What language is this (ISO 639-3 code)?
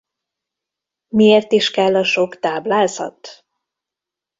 hun